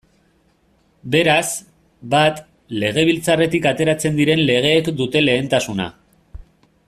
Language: Basque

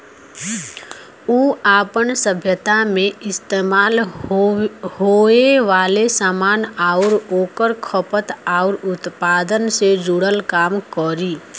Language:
Bhojpuri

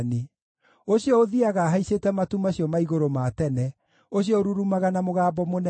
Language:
Kikuyu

